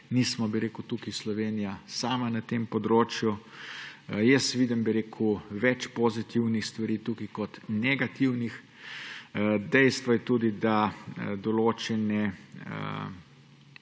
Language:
Slovenian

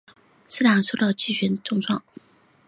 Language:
Chinese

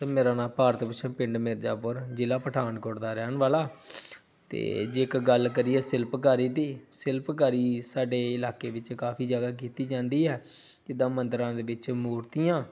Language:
Punjabi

